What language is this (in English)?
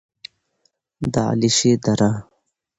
Pashto